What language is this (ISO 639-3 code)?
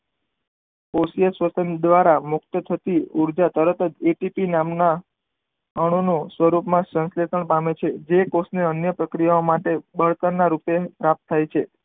guj